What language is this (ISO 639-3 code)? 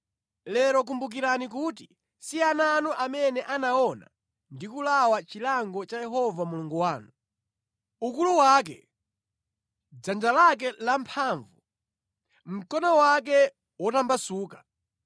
nya